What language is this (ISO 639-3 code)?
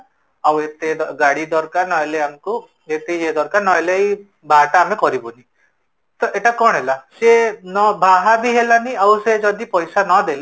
ori